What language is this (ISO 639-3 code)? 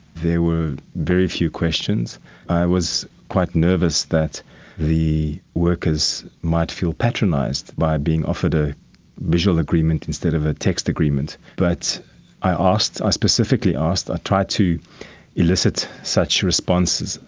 eng